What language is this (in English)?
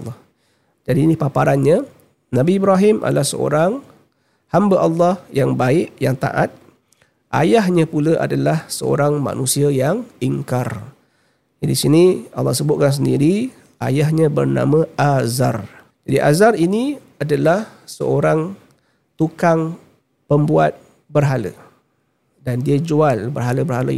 Malay